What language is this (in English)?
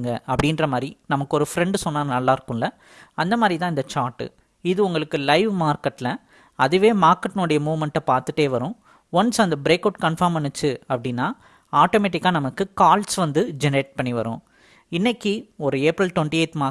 Tamil